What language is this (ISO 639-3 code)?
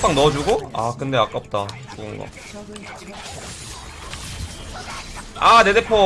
kor